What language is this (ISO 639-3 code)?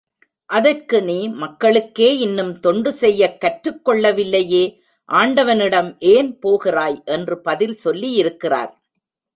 tam